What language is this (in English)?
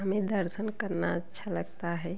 Hindi